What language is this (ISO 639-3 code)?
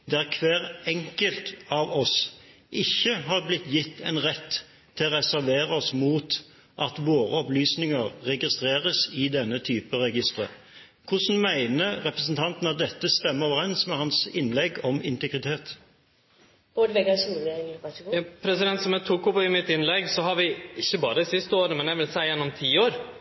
nor